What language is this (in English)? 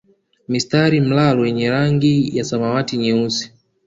Swahili